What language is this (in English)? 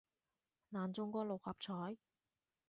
Cantonese